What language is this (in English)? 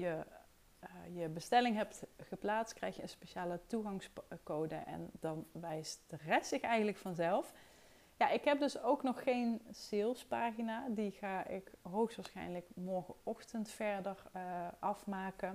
Dutch